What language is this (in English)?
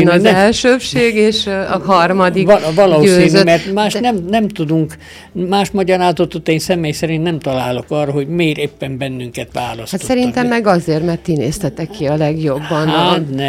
Hungarian